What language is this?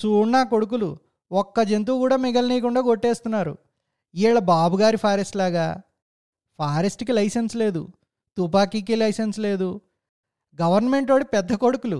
Telugu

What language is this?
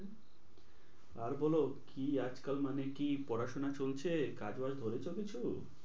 Bangla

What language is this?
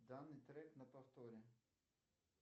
Russian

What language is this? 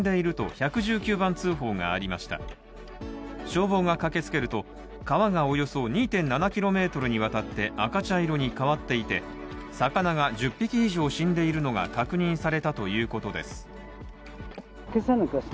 Japanese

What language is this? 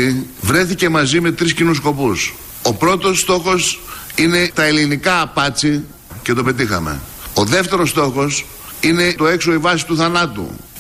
Greek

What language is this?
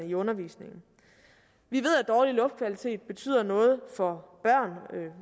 Danish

